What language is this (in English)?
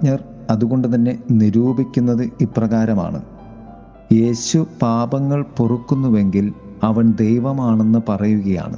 Malayalam